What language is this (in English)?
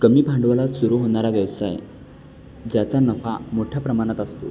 Marathi